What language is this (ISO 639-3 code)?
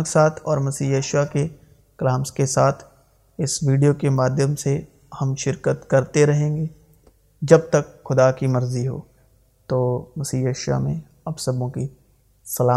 urd